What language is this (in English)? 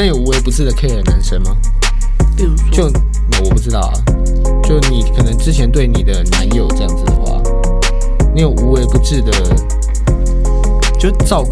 Chinese